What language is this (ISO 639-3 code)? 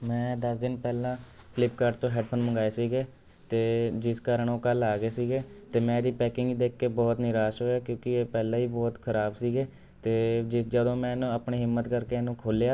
pan